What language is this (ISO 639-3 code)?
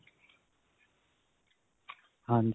pan